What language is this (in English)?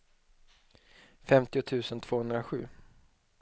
Swedish